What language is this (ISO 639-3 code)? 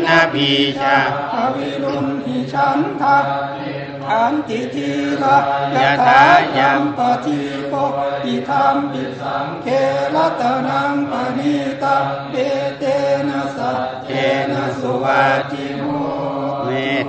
tha